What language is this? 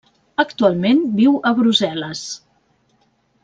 Catalan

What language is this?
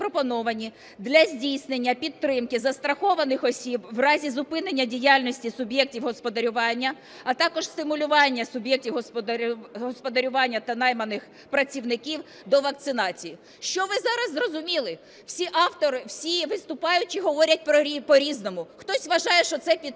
Ukrainian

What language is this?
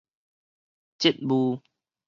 Min Nan Chinese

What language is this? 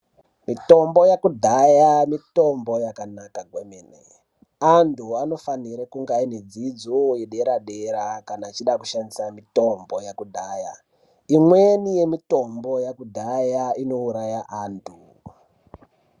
Ndau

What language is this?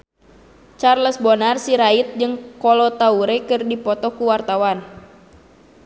Sundanese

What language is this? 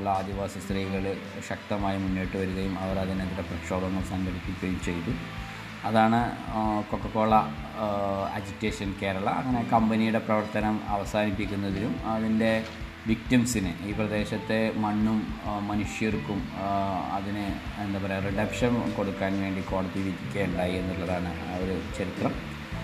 Malayalam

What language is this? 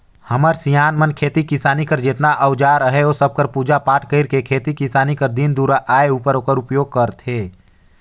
Chhattisgarhi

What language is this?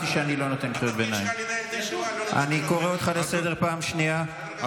Hebrew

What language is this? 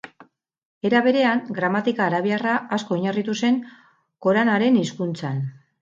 Basque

